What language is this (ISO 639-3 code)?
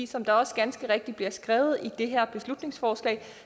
dan